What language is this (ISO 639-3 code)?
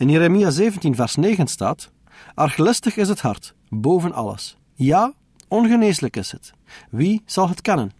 nld